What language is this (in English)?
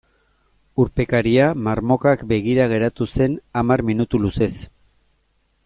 Basque